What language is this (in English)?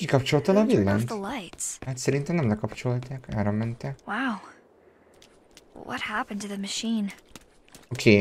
Hungarian